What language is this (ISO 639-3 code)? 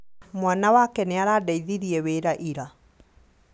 kik